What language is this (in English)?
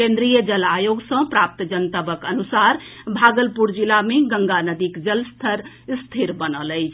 Maithili